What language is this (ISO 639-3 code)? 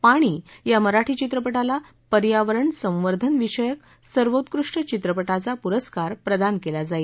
mar